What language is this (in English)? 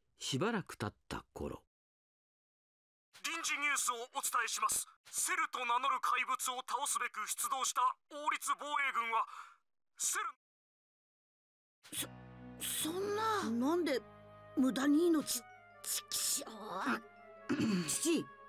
Japanese